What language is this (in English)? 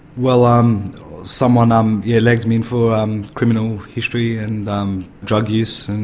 English